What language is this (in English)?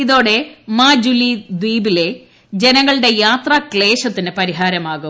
Malayalam